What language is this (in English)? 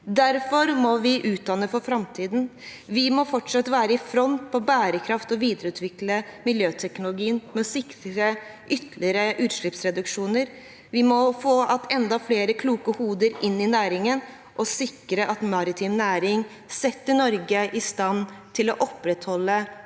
Norwegian